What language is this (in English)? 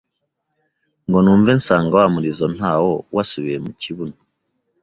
Kinyarwanda